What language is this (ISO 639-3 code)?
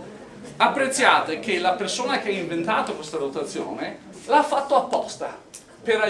ita